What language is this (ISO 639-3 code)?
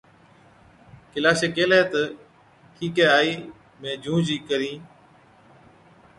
odk